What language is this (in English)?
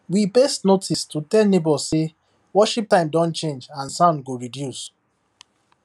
Nigerian Pidgin